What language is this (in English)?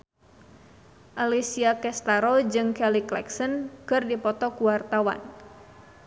Sundanese